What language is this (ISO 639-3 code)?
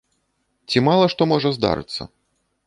bel